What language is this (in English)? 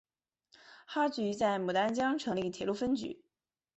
Chinese